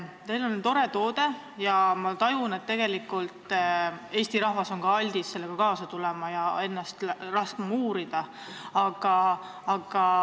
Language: Estonian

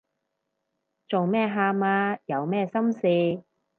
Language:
Cantonese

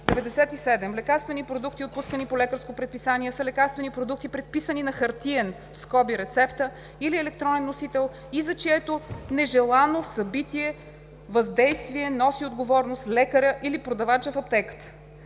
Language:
Bulgarian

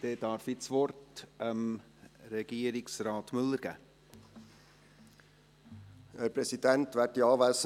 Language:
Swiss German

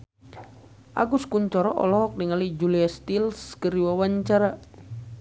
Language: Sundanese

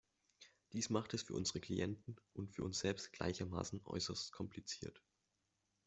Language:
German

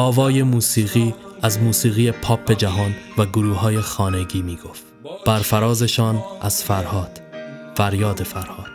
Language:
Persian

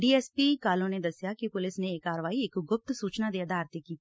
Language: Punjabi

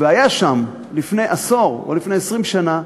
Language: Hebrew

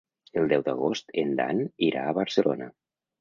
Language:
Catalan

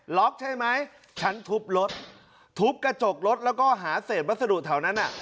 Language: Thai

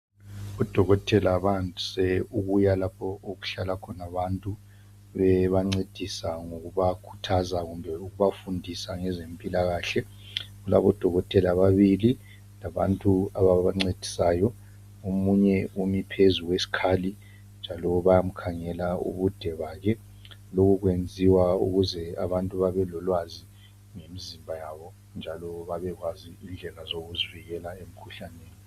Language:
North Ndebele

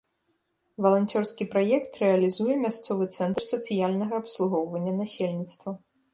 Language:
Belarusian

